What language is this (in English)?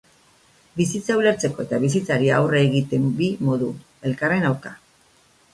Basque